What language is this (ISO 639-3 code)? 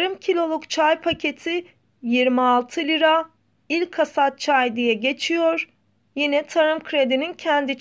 tur